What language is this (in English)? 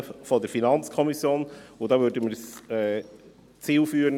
Swiss German